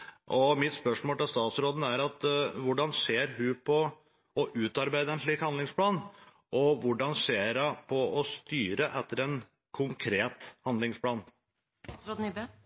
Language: Norwegian Bokmål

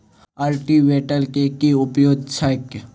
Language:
Maithili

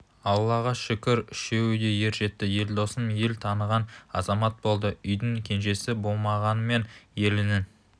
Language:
Kazakh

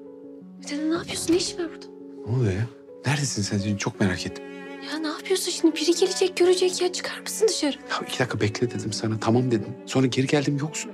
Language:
Turkish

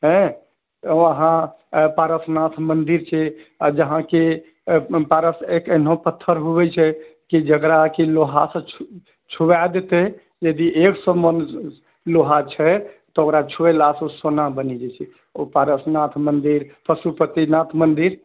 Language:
Maithili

